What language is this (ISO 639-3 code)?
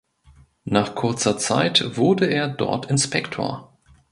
deu